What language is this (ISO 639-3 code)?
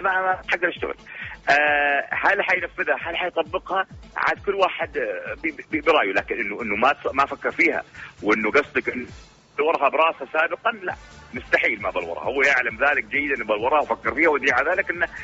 ara